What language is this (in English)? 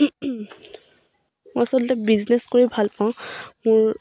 Assamese